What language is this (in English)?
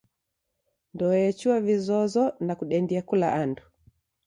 Taita